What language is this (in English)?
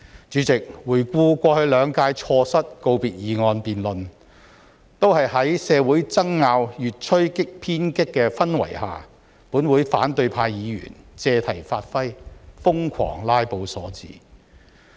Cantonese